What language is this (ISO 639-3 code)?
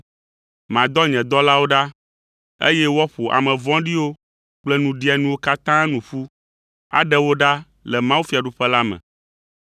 ewe